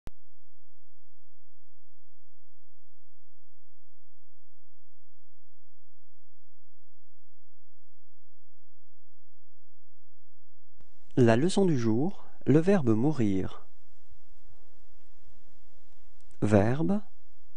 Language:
French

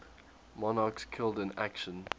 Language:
English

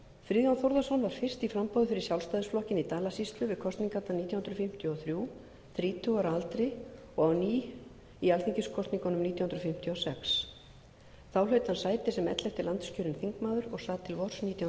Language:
Icelandic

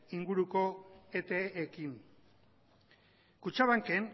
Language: Basque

